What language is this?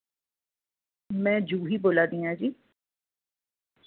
Dogri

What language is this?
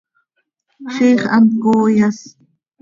Seri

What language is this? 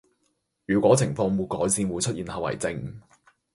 Cantonese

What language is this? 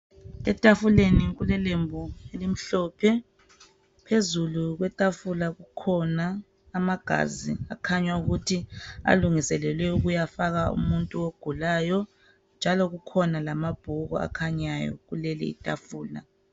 North Ndebele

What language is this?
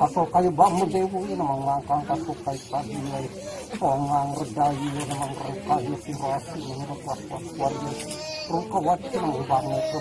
French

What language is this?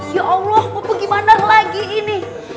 Indonesian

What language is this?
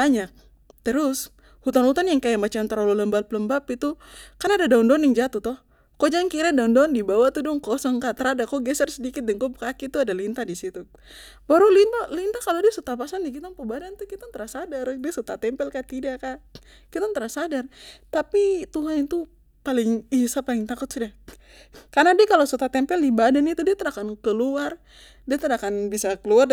Papuan Malay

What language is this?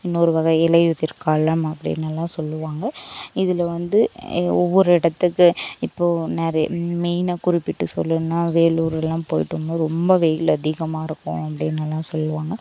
Tamil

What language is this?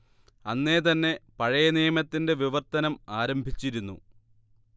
Malayalam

